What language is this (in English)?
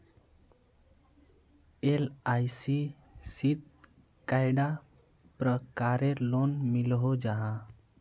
Magahi